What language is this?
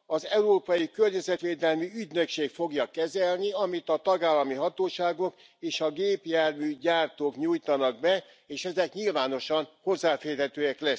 Hungarian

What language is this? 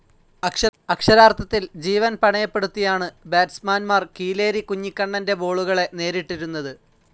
Malayalam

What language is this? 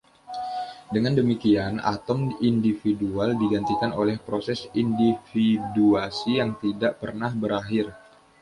Indonesian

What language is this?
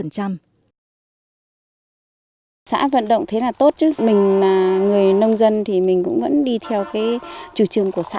Vietnamese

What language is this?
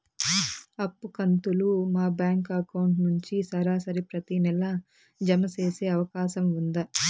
Telugu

